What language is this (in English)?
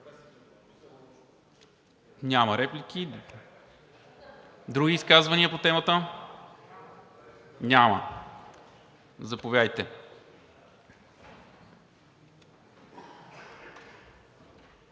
Bulgarian